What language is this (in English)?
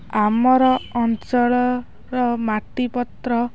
Odia